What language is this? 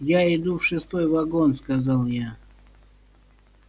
Russian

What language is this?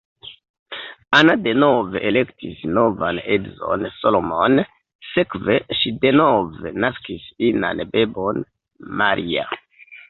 Esperanto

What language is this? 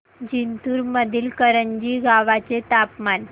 Marathi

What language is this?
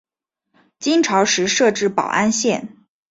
Chinese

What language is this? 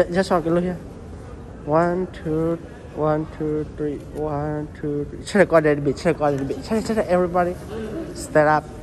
Thai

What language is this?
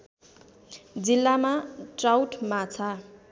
Nepali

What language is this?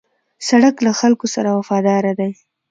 Pashto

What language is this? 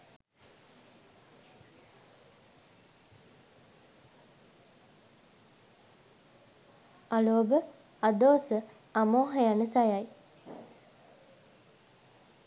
Sinhala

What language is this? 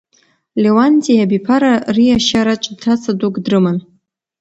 Abkhazian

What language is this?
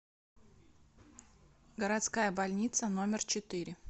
Russian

